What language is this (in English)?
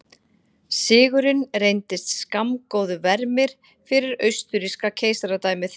Icelandic